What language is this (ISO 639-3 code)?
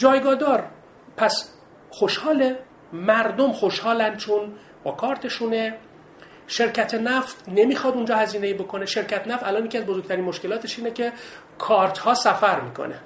fas